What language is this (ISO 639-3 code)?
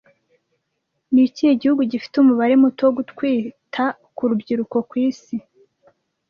kin